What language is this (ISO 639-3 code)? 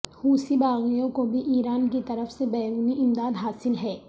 urd